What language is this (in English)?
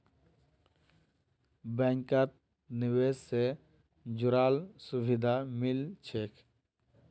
Magahi